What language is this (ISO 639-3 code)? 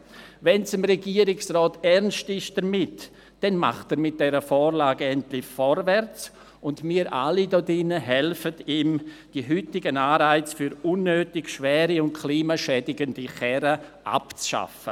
gsw